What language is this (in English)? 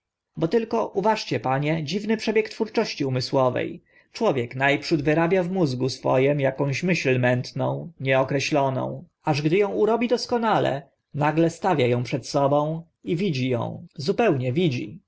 Polish